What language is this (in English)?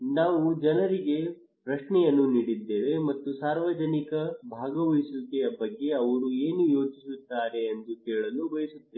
Kannada